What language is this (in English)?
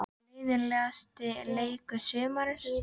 Icelandic